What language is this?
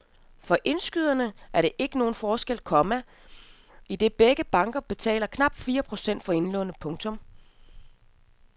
Danish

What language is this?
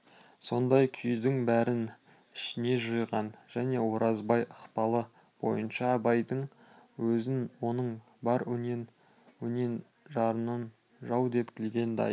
Kazakh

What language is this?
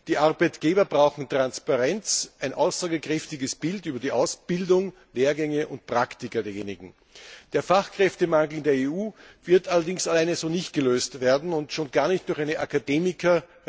German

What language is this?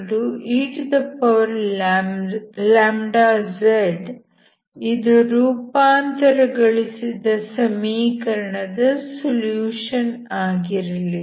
Kannada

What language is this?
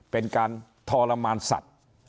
Thai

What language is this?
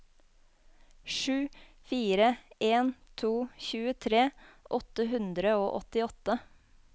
Norwegian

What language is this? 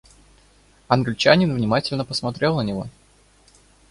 Russian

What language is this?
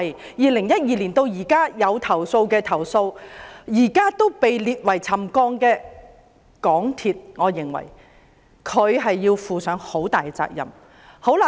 Cantonese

